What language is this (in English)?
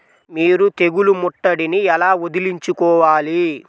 Telugu